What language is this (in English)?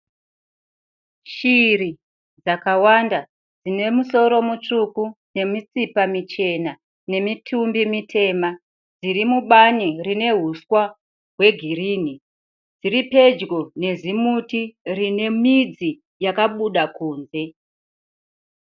Shona